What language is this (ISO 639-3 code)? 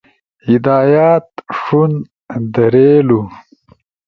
ush